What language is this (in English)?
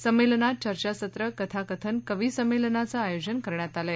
Marathi